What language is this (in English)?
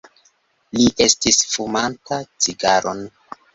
Esperanto